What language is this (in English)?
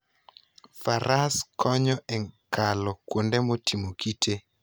Luo (Kenya and Tanzania)